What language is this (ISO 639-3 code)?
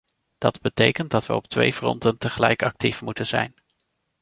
nld